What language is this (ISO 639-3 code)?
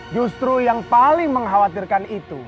ind